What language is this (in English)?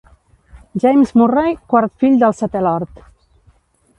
Catalan